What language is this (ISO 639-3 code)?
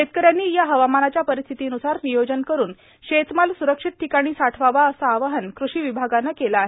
mar